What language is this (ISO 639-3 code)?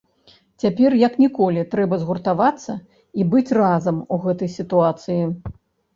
bel